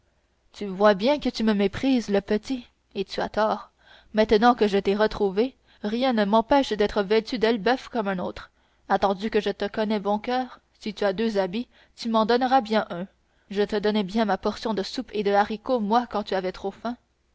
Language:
French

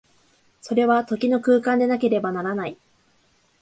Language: Japanese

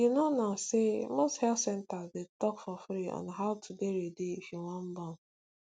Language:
Nigerian Pidgin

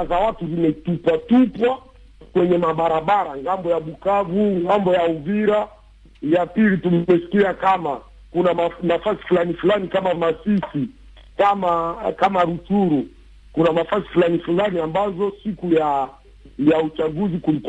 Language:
Swahili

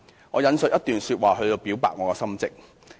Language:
Cantonese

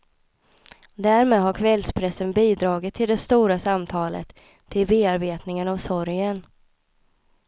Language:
Swedish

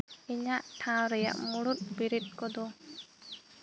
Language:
Santali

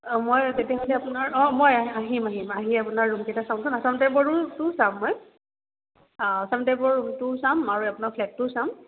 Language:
Assamese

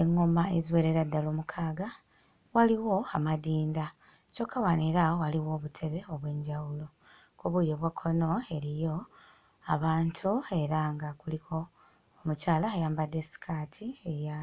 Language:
Ganda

